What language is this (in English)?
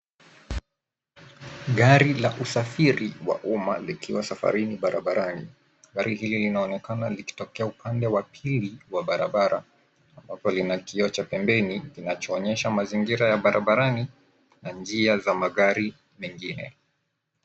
Swahili